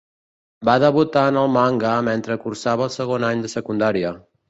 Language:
Catalan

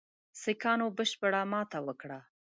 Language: Pashto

